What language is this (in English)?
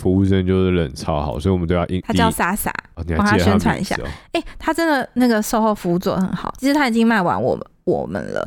Chinese